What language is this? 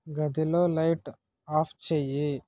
Telugu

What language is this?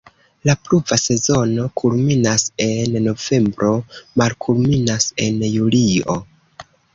Esperanto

